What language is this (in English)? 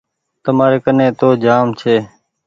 Goaria